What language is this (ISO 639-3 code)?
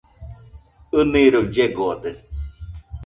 hux